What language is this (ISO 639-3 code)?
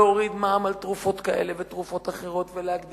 heb